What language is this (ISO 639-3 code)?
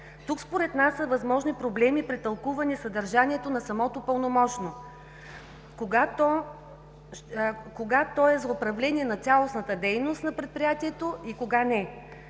bul